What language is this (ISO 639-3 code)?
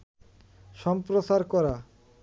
ben